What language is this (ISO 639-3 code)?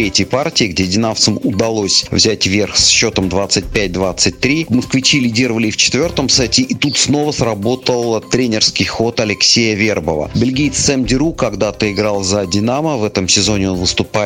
rus